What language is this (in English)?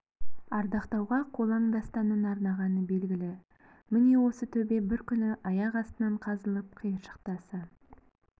Kazakh